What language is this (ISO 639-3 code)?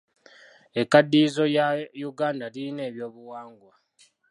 lug